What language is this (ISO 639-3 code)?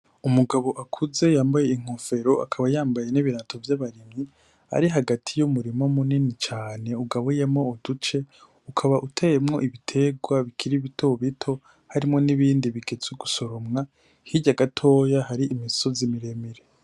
run